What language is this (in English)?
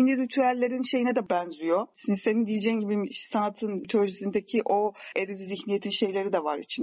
Turkish